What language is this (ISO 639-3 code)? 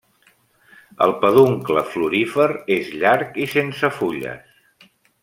cat